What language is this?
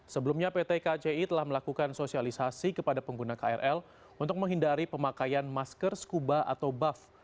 Indonesian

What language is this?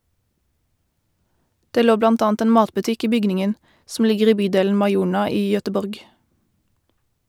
Norwegian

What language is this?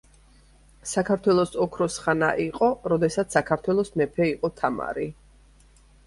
Georgian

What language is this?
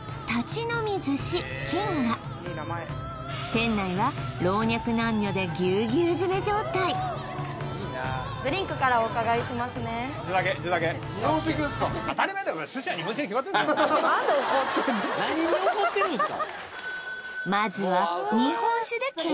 Japanese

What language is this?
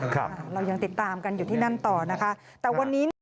Thai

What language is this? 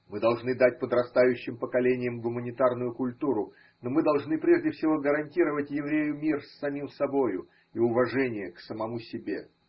Russian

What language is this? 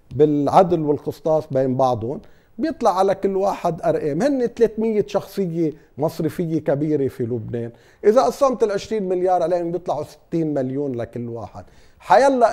Arabic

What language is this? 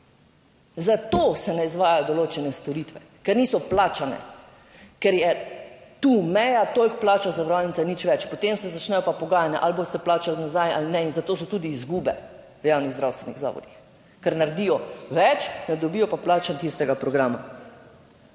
Slovenian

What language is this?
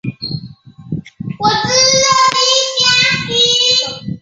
Chinese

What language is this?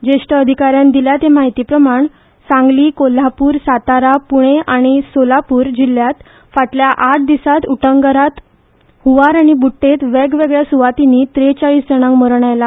Konkani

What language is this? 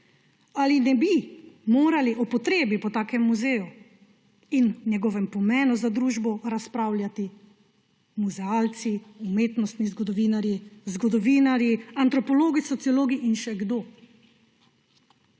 Slovenian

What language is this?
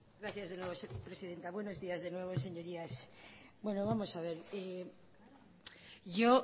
Spanish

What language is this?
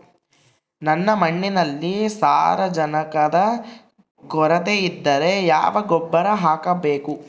Kannada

